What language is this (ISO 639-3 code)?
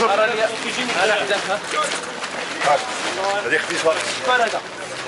ara